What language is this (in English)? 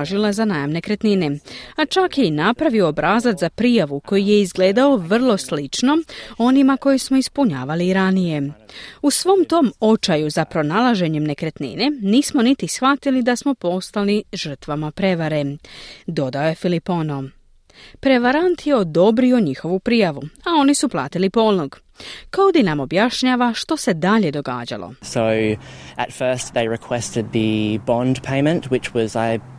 Croatian